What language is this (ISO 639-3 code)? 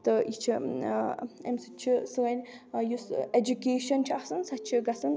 kas